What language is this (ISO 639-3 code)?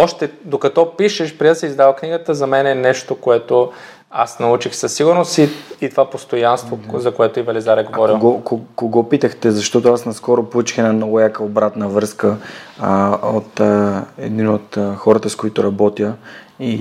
bul